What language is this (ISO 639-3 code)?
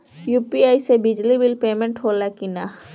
bho